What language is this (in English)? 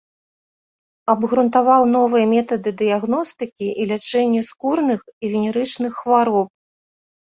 Belarusian